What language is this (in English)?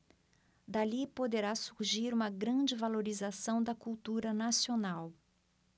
Portuguese